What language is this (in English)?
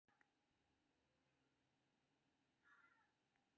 Maithili